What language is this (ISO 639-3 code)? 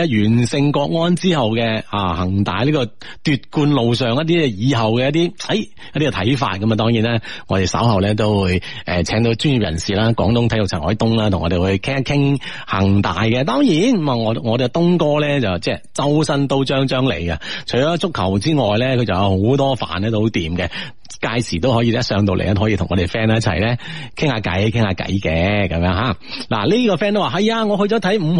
zho